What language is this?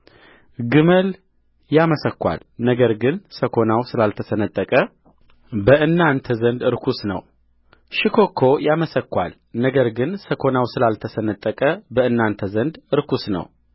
Amharic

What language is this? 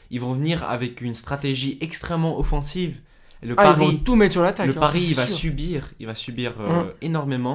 French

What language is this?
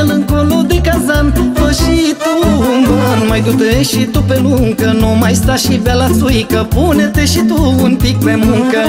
Romanian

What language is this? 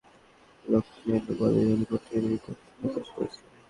Bangla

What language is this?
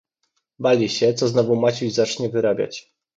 Polish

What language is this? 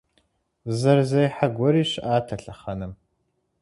Kabardian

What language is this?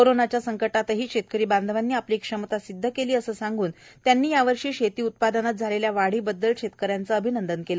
Marathi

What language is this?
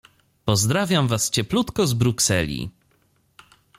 Polish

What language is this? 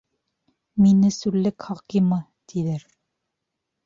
Bashkir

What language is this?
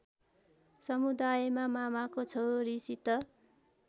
Nepali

